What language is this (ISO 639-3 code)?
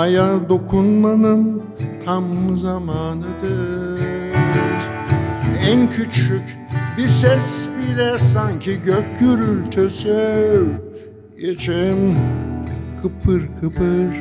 tur